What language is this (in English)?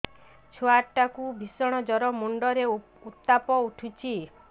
Odia